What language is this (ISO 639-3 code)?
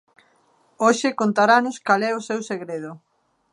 glg